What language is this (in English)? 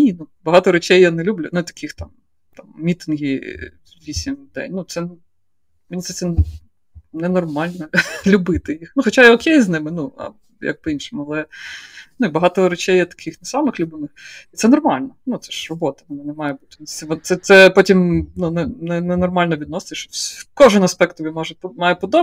Ukrainian